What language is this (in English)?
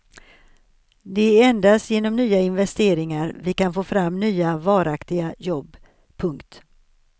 Swedish